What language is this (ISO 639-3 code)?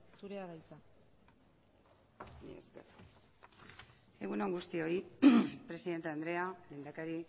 eus